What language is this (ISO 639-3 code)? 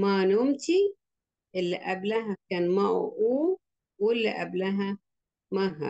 ara